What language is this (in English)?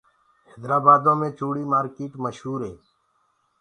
Gurgula